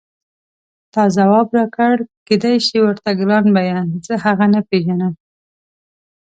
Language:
Pashto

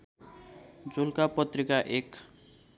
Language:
Nepali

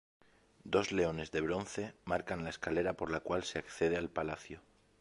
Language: Spanish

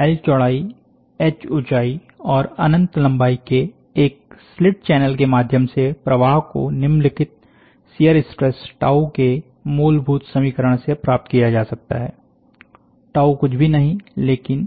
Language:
Hindi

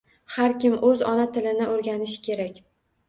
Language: Uzbek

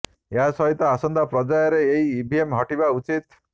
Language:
Odia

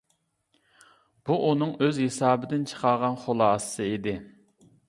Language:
Uyghur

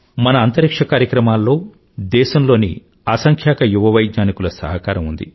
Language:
Telugu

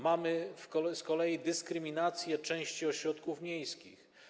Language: Polish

